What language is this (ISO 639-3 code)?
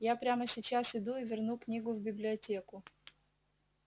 rus